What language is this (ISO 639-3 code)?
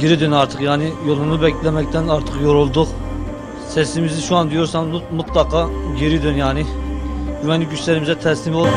tur